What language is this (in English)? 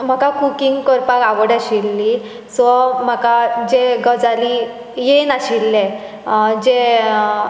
Konkani